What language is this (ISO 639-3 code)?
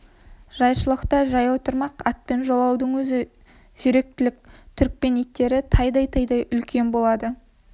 kaz